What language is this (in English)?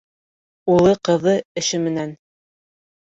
Bashkir